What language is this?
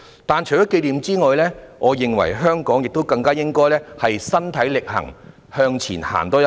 Cantonese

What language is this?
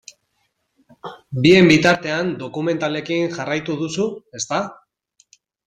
Basque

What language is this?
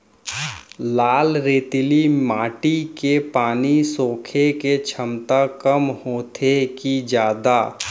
Chhattisgarhi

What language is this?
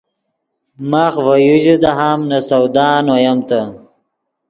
Yidgha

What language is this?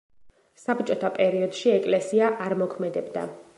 Georgian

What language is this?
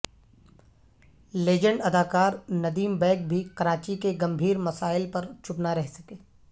Urdu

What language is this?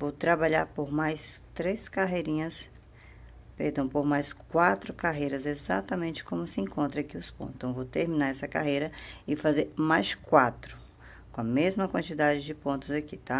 Portuguese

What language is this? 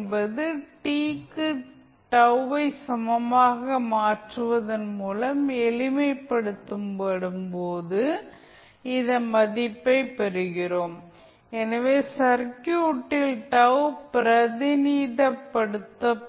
Tamil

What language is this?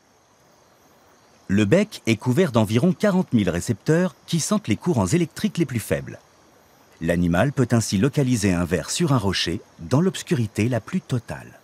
French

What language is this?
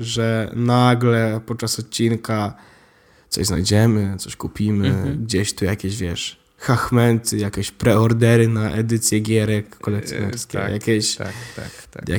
Polish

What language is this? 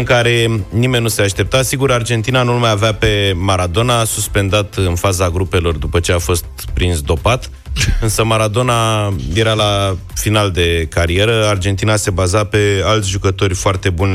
Romanian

